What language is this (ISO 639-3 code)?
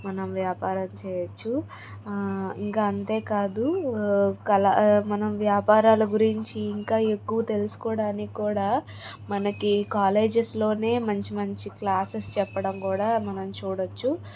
tel